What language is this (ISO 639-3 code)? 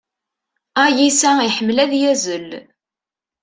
kab